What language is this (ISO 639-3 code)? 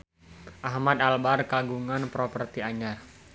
sun